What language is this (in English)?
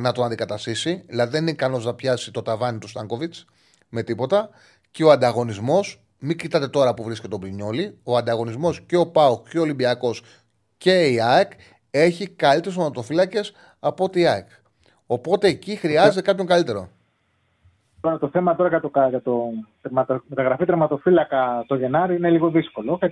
Greek